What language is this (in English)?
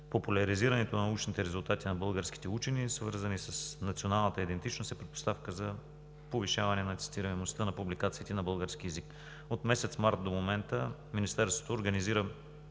Bulgarian